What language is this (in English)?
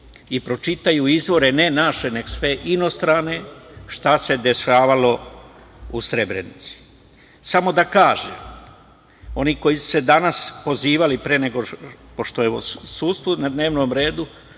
Serbian